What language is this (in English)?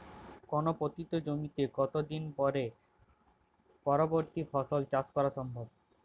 Bangla